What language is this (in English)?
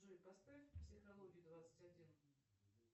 Russian